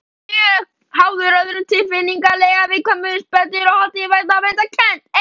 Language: Icelandic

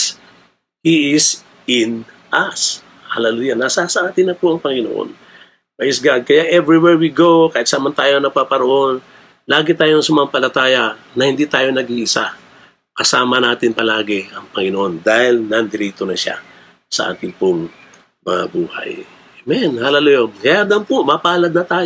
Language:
Filipino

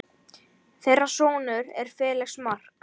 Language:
Icelandic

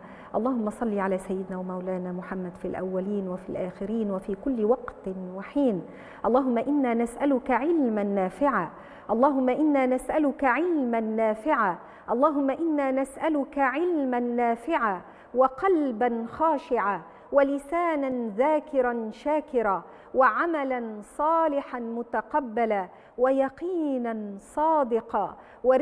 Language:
Arabic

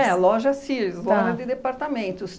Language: Portuguese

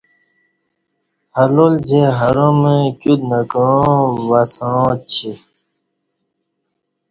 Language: Kati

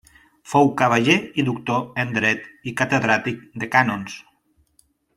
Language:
Catalan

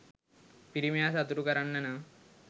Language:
Sinhala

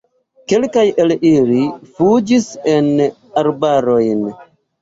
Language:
Esperanto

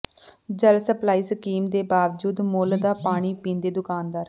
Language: Punjabi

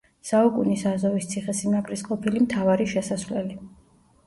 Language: Georgian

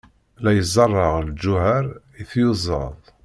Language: Kabyle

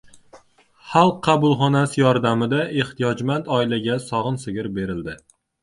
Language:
Uzbek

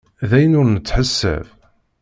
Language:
Kabyle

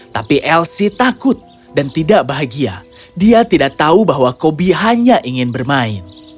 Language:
Indonesian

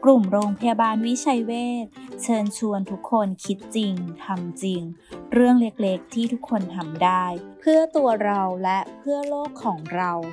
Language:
Thai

